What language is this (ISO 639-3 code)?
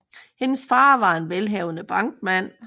dan